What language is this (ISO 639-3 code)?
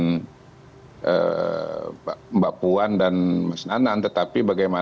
ind